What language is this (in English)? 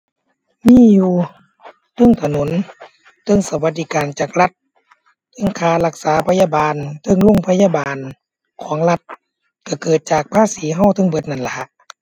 Thai